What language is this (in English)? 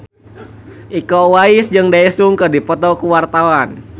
Sundanese